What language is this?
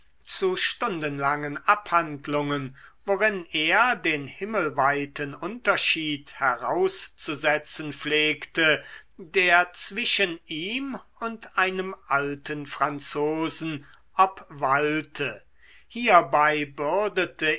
German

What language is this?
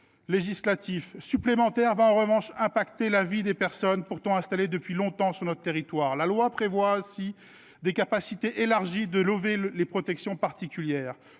French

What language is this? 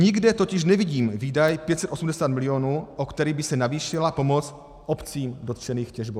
Czech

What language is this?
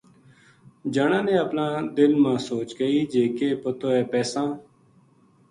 Gujari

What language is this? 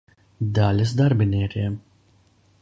Latvian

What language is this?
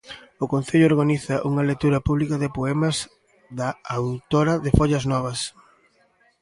Galician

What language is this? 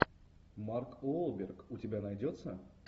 Russian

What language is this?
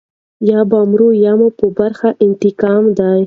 Pashto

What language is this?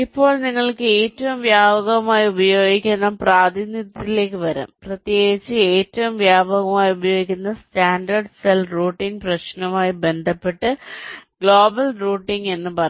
Malayalam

